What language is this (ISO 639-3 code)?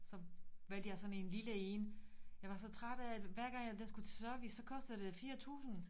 dan